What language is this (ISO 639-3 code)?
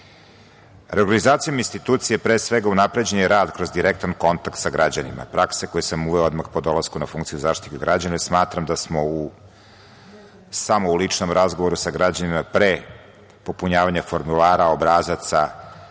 srp